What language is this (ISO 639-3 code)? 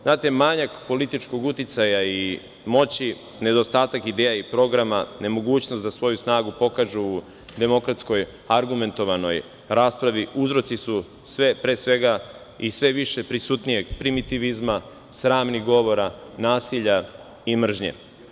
srp